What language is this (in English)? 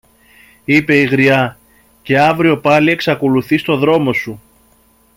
Greek